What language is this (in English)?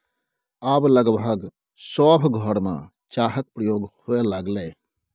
Maithili